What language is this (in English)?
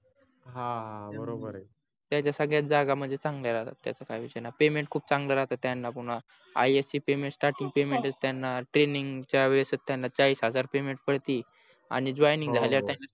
Marathi